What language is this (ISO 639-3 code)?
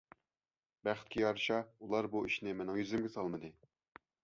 uig